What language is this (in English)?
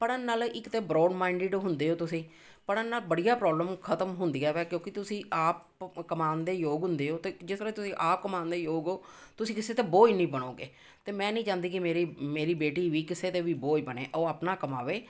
Punjabi